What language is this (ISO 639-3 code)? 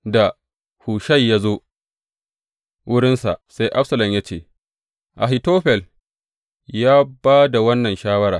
hau